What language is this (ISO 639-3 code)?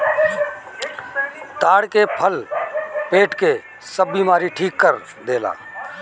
bho